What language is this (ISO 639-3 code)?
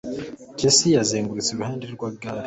kin